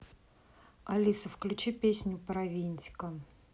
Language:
Russian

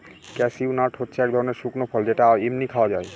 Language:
Bangla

